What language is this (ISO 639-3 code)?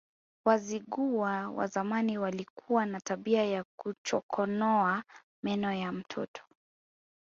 swa